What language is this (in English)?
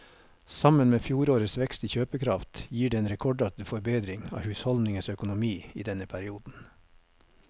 Norwegian